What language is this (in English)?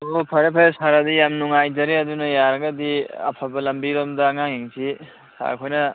Manipuri